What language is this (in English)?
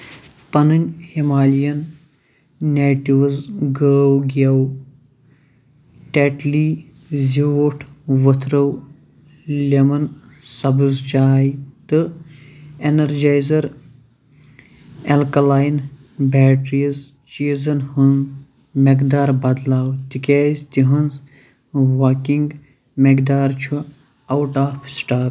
Kashmiri